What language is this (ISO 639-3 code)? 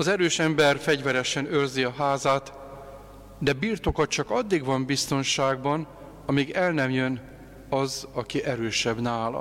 hun